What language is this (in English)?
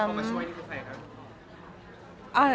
Thai